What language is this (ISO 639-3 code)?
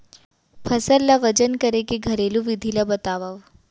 hne